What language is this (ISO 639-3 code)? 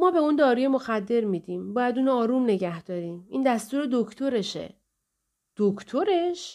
fas